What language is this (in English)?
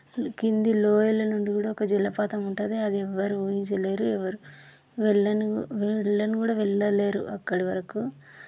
Telugu